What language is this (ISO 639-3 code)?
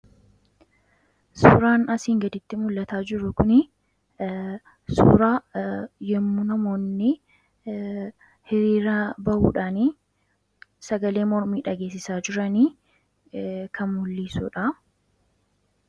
orm